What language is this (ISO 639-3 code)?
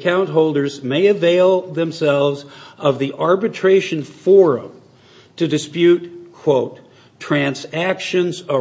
eng